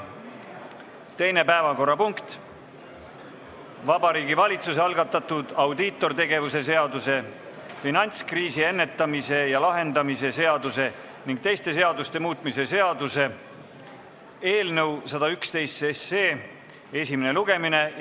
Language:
Estonian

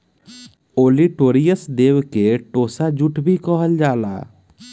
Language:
Bhojpuri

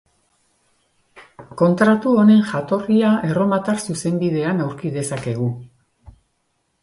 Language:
Basque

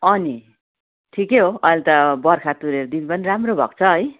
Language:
Nepali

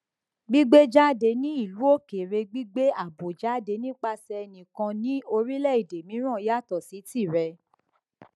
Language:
Yoruba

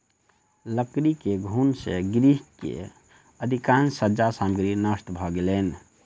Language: Maithili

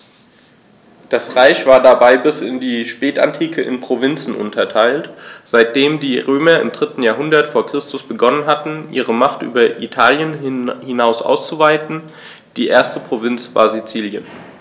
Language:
German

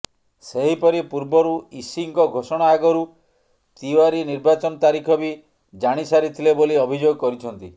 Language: Odia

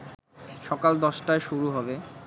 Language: Bangla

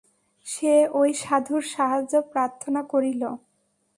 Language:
Bangla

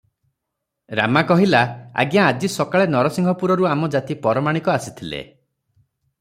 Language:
Odia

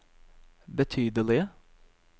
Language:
Norwegian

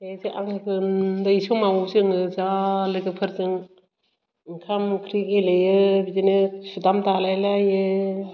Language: Bodo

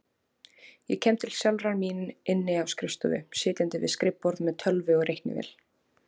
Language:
Icelandic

